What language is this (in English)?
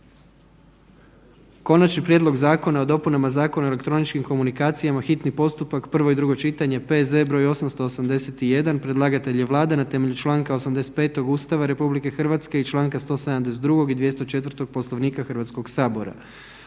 Croatian